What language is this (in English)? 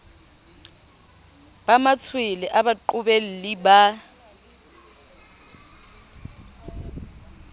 Southern Sotho